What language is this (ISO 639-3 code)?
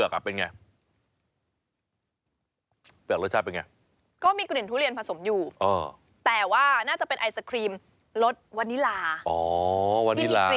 tha